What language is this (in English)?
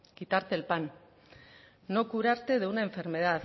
Spanish